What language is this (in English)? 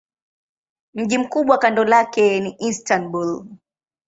Swahili